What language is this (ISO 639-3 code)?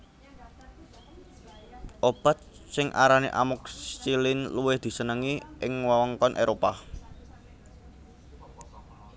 jav